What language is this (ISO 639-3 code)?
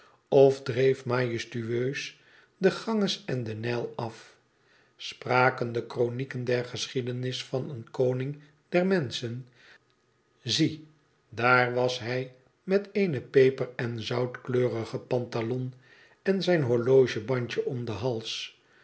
nld